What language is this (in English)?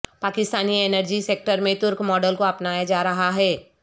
Urdu